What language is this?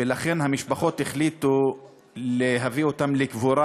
Hebrew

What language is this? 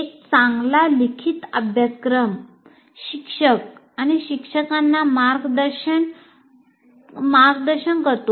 Marathi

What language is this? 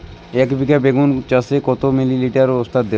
Bangla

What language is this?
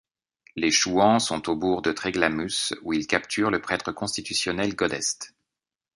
French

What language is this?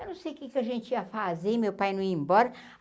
Portuguese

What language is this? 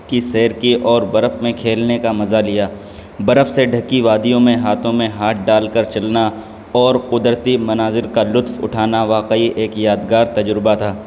Urdu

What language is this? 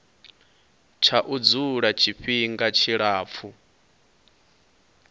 Venda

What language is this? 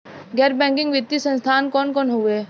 Bhojpuri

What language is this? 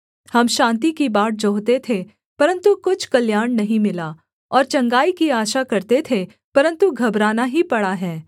Hindi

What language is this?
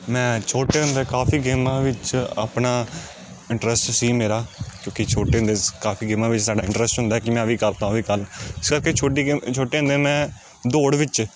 Punjabi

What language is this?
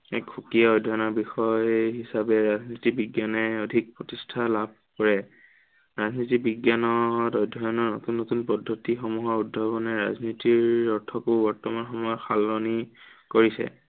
Assamese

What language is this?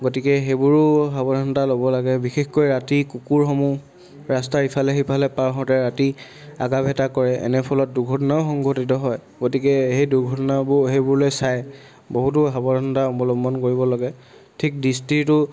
Assamese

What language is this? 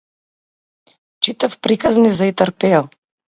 Macedonian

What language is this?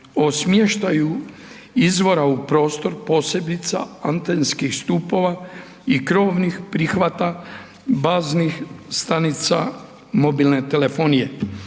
Croatian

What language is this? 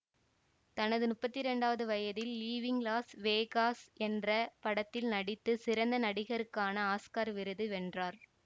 Tamil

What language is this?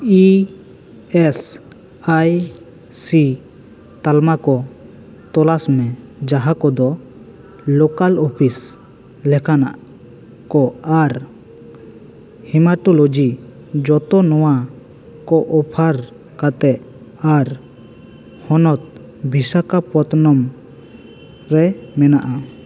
Santali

